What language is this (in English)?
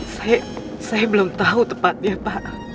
Indonesian